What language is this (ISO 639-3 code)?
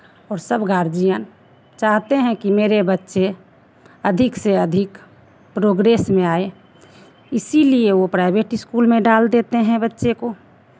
hin